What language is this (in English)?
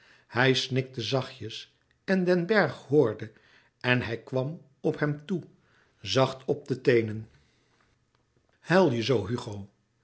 Dutch